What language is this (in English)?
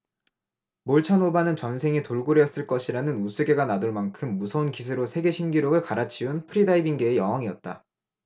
Korean